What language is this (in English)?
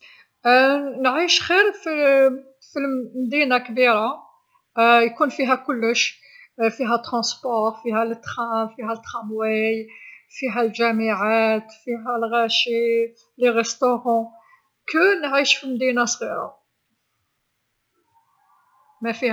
Algerian Arabic